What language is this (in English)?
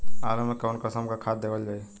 Bhojpuri